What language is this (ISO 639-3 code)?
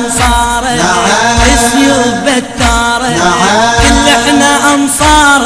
ara